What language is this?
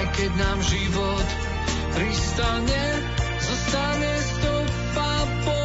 Slovak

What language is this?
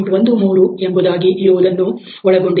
Kannada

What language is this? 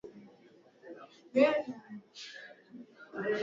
Swahili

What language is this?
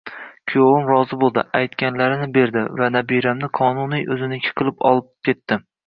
Uzbek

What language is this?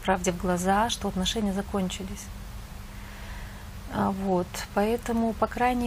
Russian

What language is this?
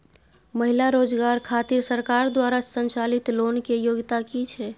Maithili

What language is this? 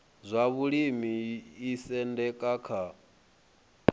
Venda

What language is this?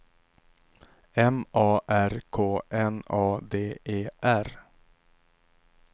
Swedish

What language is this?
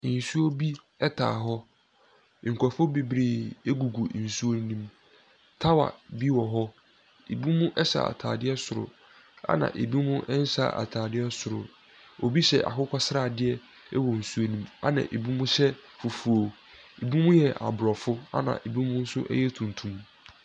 Akan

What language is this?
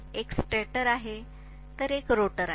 Marathi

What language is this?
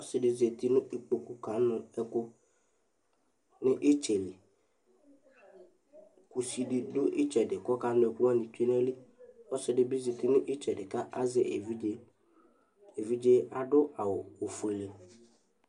Ikposo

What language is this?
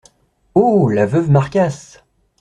French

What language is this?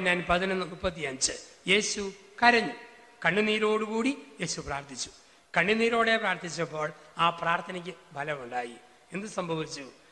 Malayalam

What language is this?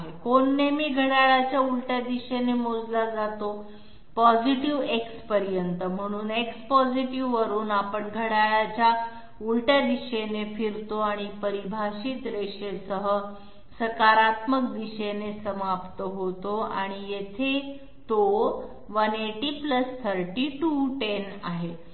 Marathi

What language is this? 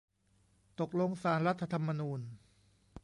Thai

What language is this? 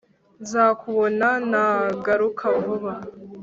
Kinyarwanda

